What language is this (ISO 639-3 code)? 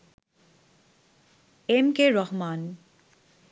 ben